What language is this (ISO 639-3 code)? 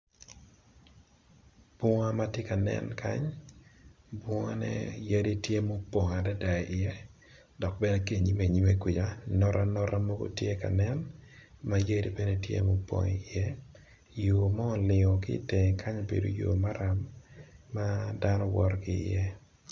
ach